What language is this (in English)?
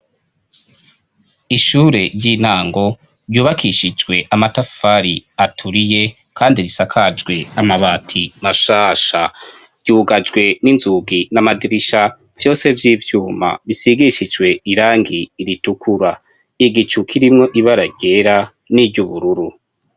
Rundi